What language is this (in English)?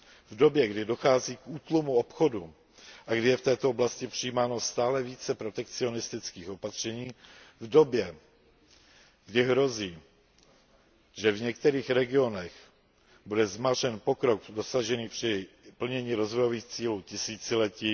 Czech